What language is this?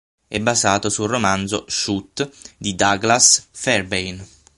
Italian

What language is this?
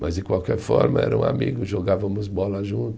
Portuguese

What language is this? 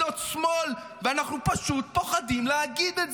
Hebrew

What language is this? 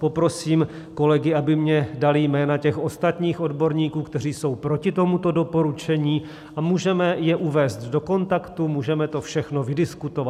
Czech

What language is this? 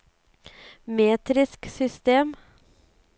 Norwegian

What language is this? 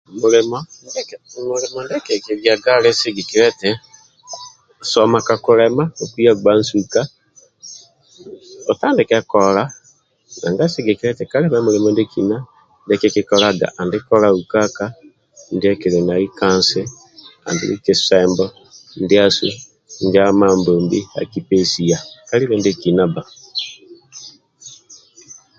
Amba (Uganda)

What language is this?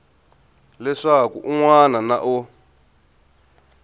Tsonga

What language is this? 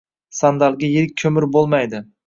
Uzbek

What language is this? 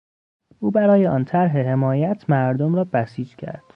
Persian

